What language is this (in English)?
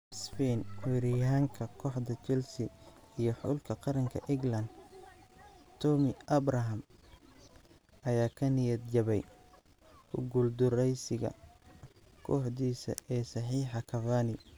Somali